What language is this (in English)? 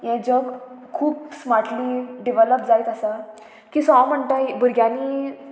Konkani